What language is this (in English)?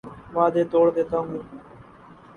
Urdu